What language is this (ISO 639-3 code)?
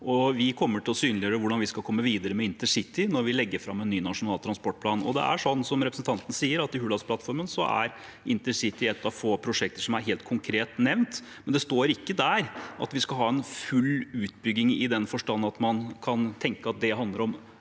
nor